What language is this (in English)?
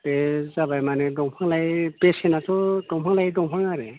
Bodo